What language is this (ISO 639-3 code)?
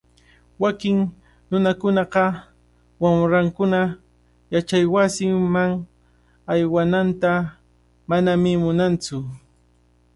qvl